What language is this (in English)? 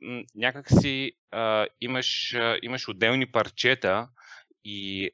Bulgarian